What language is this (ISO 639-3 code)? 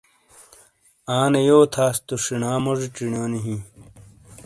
scl